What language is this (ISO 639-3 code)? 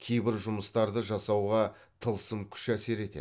kaz